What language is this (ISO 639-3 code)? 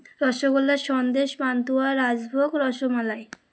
ben